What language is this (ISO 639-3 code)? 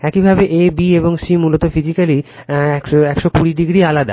ben